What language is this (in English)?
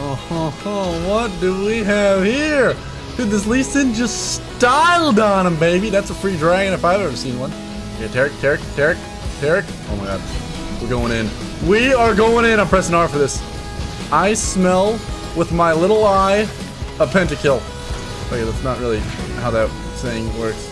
English